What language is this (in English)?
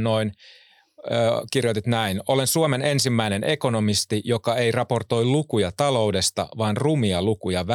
Finnish